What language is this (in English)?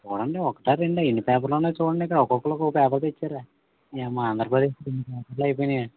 Telugu